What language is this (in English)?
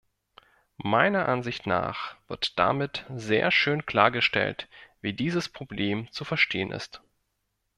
German